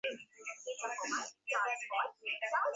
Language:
Bangla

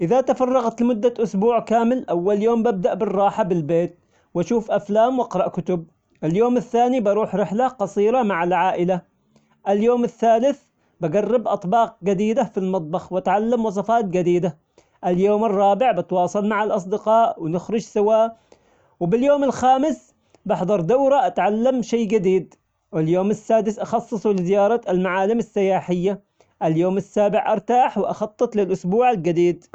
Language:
Omani Arabic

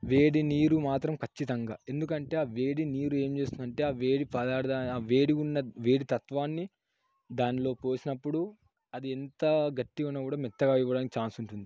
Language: Telugu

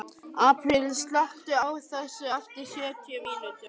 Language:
Icelandic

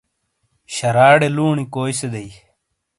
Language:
Shina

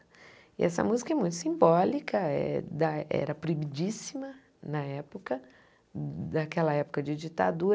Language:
Portuguese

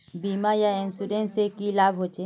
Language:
Magahi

